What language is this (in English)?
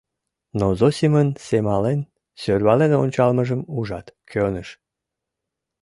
Mari